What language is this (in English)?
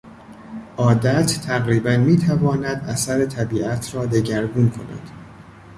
Persian